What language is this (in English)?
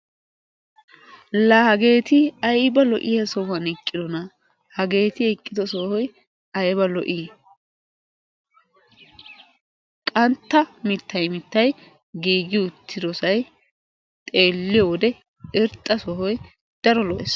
Wolaytta